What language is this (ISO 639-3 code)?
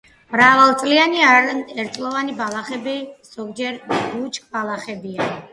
kat